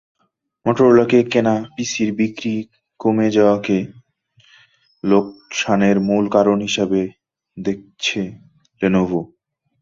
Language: Bangla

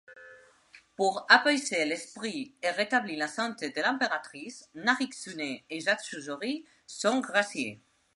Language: French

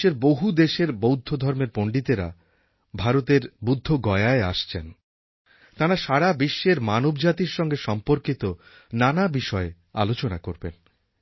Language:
Bangla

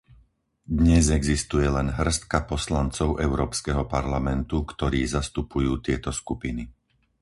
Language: Slovak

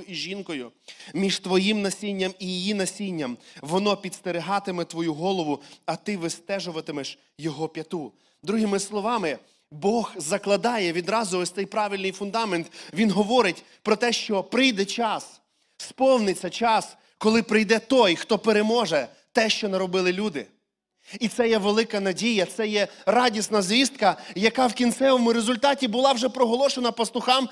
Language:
Ukrainian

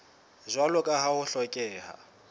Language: Southern Sotho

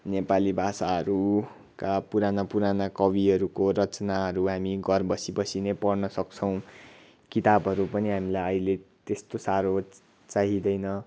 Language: Nepali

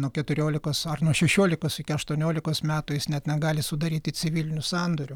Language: Lithuanian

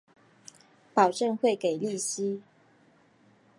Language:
Chinese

